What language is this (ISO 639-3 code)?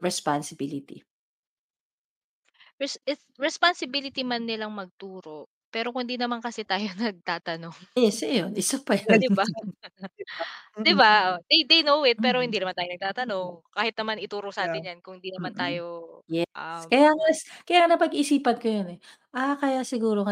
fil